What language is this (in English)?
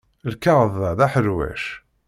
Kabyle